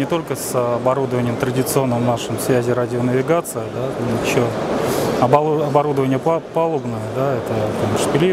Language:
Russian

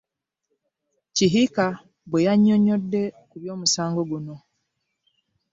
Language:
Ganda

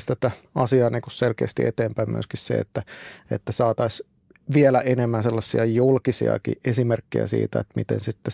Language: Finnish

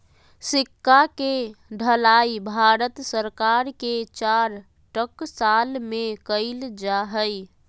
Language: Magahi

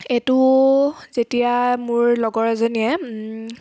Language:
Assamese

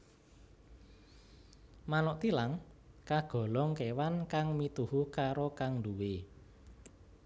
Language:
Javanese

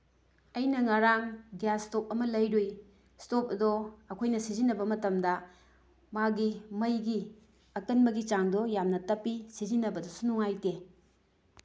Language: Manipuri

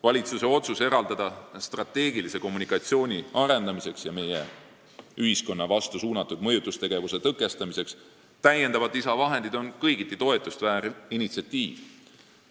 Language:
Estonian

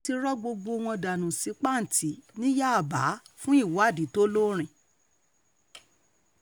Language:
Yoruba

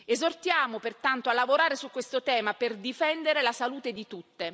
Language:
Italian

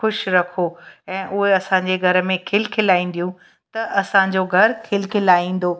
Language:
Sindhi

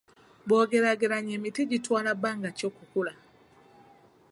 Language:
Ganda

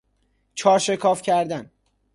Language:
Persian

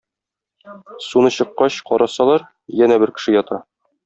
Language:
Tatar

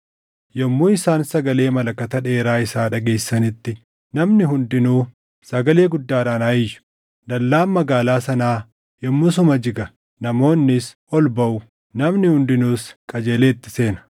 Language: Oromo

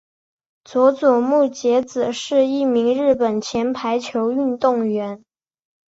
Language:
Chinese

